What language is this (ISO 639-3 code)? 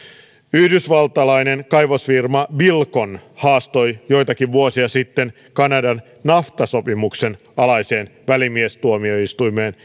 fin